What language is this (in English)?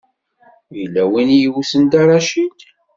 Kabyle